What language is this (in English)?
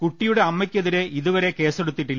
Malayalam